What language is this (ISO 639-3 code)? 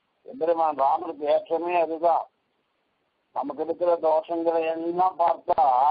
ara